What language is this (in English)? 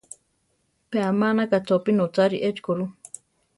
Central Tarahumara